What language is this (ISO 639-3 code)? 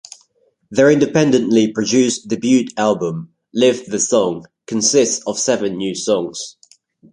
eng